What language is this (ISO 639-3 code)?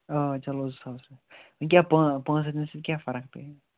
kas